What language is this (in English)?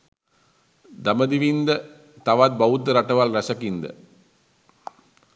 Sinhala